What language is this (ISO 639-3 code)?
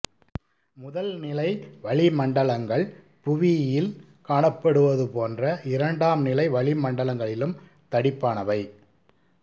tam